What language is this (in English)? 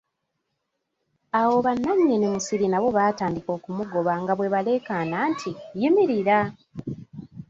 Ganda